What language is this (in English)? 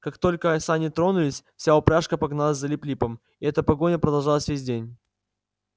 Russian